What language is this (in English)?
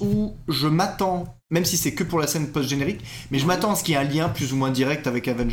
French